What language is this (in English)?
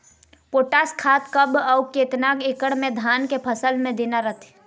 Chhattisgarhi